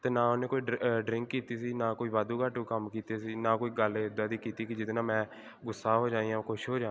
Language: Punjabi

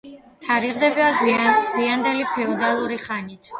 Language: Georgian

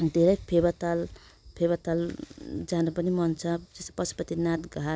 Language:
Nepali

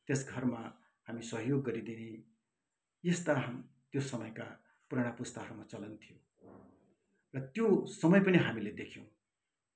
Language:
Nepali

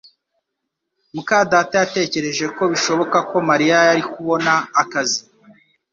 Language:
Kinyarwanda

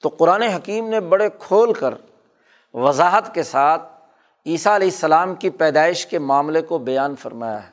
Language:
Urdu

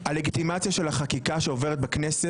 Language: Hebrew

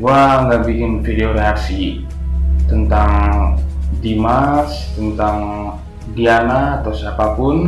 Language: Indonesian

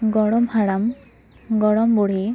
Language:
Santali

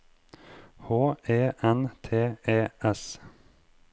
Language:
Norwegian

